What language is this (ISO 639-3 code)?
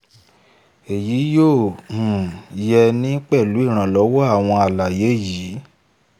yor